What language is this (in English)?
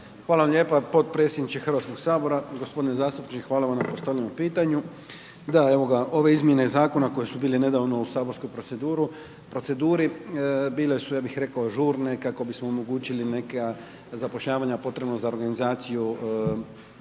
Croatian